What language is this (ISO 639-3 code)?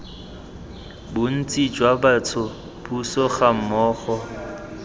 tsn